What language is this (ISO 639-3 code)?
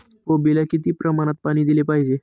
mar